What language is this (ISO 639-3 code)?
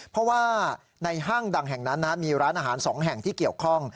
tha